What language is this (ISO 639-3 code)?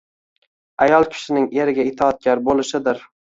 uzb